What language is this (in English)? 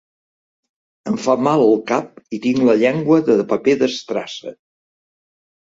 Catalan